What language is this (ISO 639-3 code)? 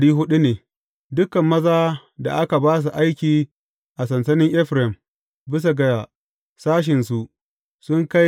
hau